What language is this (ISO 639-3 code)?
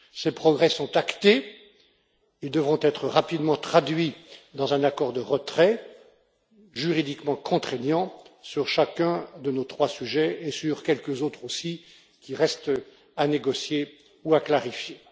fra